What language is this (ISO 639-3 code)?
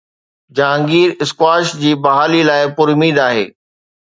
snd